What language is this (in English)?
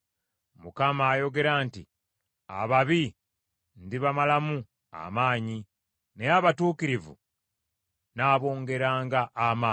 Ganda